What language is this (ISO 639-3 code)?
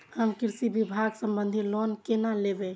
mai